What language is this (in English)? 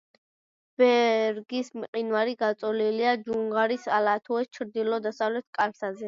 Georgian